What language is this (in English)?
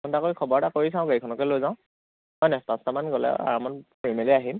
Assamese